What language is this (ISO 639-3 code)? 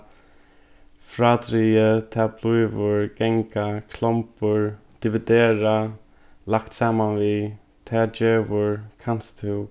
fao